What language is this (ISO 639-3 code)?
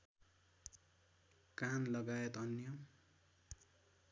nep